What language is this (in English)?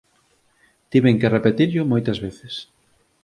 Galician